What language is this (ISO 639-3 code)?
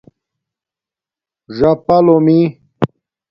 dmk